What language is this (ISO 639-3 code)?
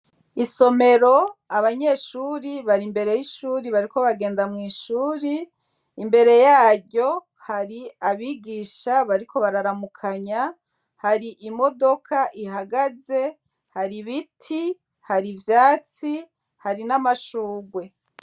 run